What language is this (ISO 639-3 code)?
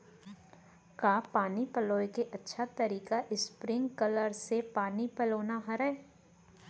hne